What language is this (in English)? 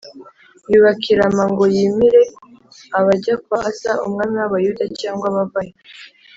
Kinyarwanda